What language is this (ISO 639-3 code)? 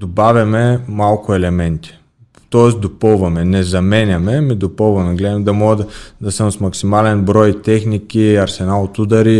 bul